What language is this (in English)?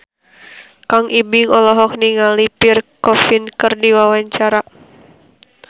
Sundanese